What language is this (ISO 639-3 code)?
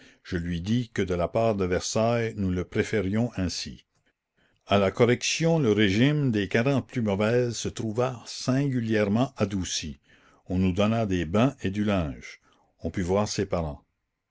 fra